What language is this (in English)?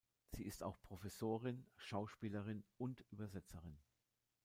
German